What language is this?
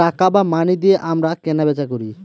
Bangla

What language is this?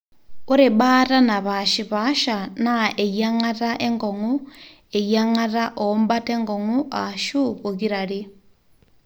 Masai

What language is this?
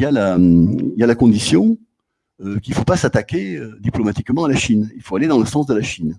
French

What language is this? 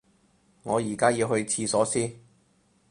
Cantonese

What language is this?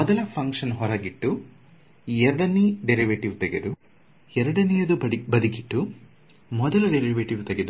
Kannada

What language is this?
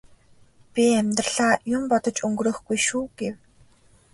Mongolian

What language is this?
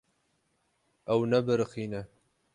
Kurdish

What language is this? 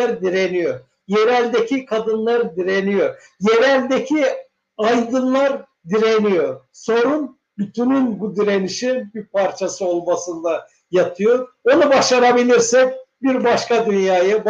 Turkish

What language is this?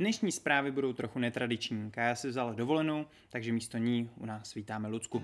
Czech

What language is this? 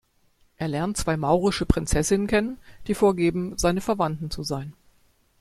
German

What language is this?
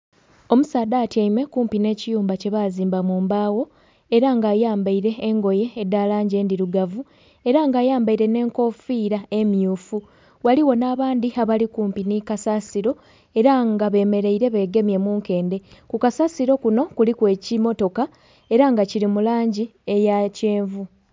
Soga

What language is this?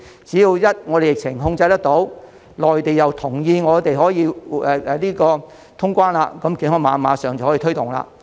Cantonese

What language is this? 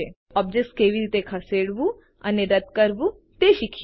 Gujarati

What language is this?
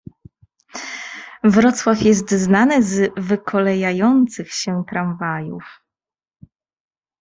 Polish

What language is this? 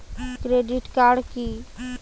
Bangla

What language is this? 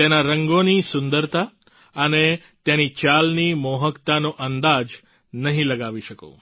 Gujarati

